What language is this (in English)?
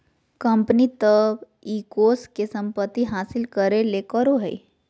Magahi